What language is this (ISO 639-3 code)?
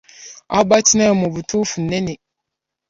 lug